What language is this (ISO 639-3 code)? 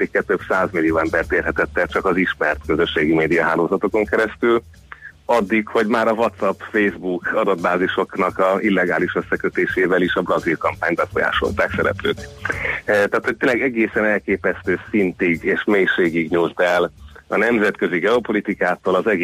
hun